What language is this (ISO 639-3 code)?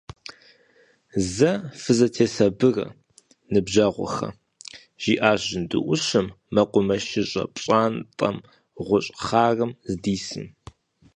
kbd